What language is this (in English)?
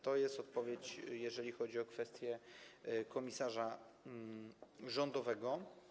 Polish